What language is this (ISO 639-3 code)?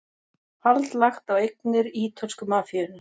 isl